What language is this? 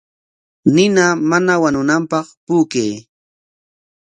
Corongo Ancash Quechua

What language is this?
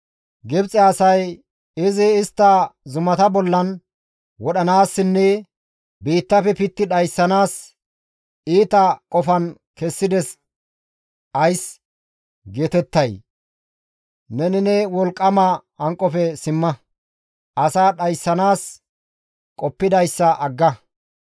Gamo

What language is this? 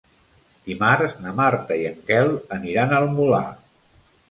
Catalan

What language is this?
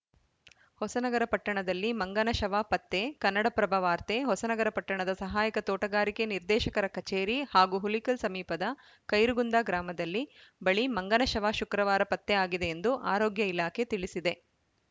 Kannada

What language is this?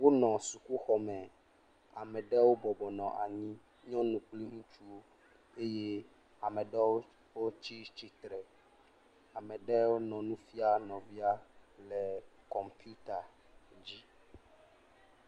Ewe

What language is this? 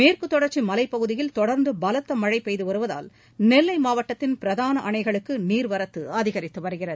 Tamil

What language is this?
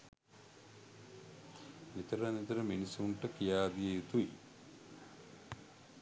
Sinhala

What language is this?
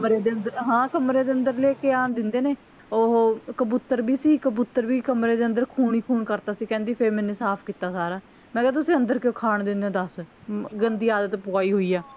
Punjabi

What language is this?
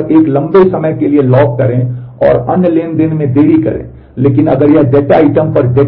Hindi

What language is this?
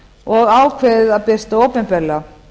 Icelandic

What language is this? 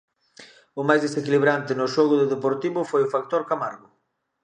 Galician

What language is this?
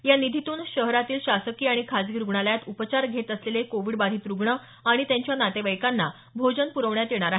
Marathi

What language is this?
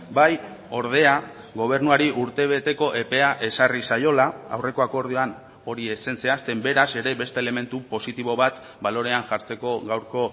Basque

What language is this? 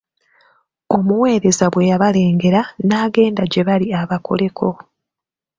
Ganda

